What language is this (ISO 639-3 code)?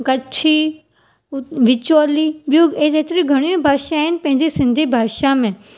snd